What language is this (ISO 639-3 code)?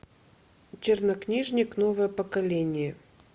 rus